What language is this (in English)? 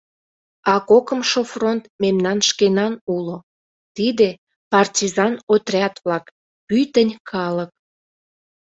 Mari